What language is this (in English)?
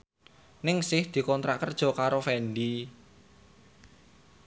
Javanese